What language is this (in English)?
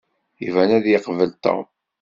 Kabyle